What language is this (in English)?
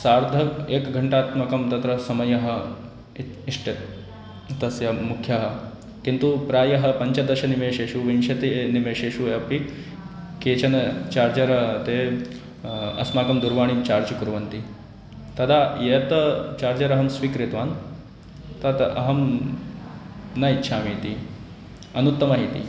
Sanskrit